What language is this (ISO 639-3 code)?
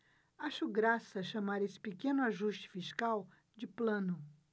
por